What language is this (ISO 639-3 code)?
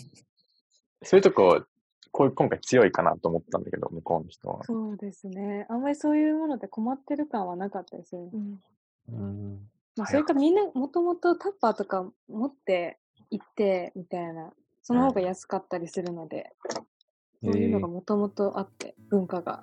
jpn